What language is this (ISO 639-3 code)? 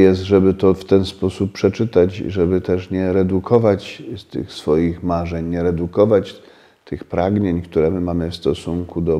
pol